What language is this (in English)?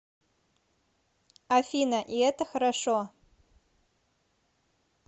Russian